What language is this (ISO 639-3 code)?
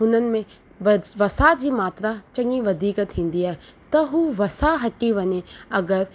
snd